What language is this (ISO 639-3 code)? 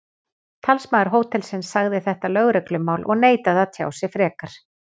isl